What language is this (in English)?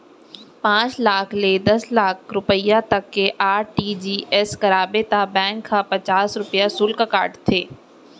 Chhattisgarhi